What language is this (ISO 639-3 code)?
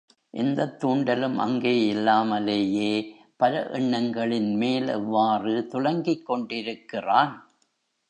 tam